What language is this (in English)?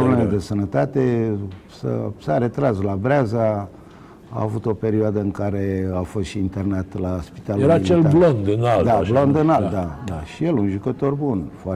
Romanian